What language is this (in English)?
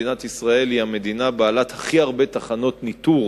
Hebrew